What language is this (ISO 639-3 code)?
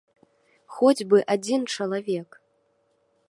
bel